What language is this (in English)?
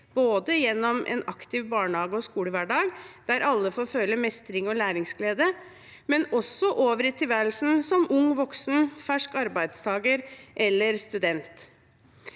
Norwegian